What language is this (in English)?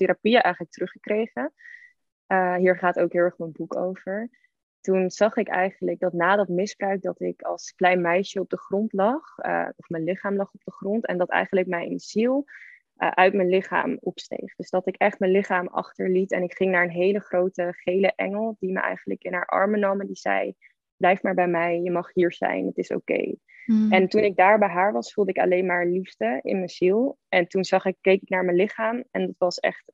Dutch